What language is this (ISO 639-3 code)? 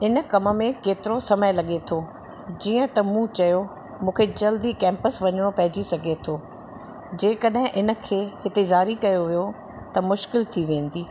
snd